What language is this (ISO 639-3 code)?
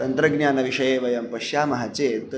san